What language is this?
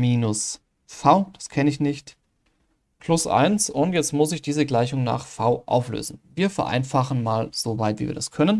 German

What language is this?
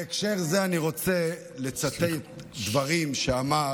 Hebrew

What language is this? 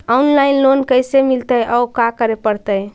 Magahi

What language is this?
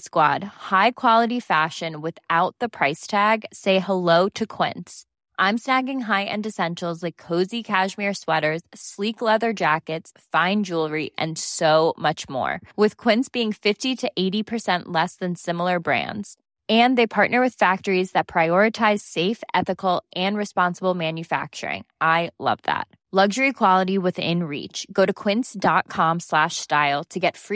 Swedish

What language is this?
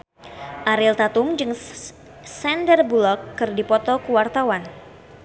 Sundanese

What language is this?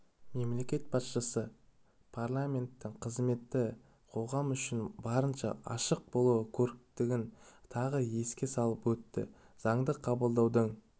Kazakh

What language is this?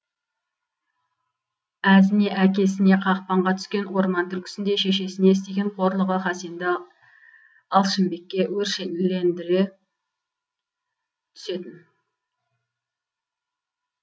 Kazakh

